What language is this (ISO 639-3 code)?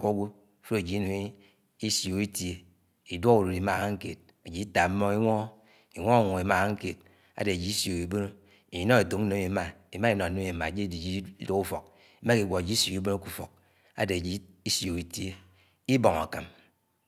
anw